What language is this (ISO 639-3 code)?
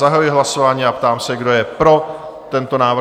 ces